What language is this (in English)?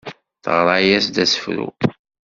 Kabyle